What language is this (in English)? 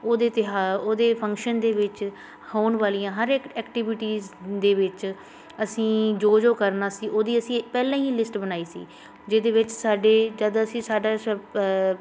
Punjabi